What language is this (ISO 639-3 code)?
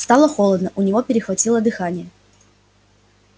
rus